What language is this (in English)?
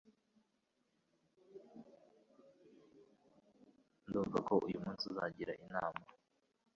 Kinyarwanda